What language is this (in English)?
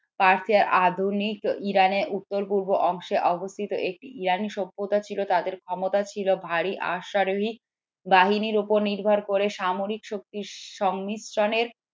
Bangla